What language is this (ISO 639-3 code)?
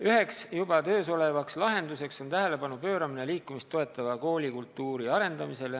est